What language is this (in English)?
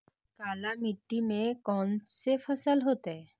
Magahi